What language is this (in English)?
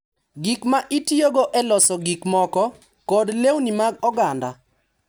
Luo (Kenya and Tanzania)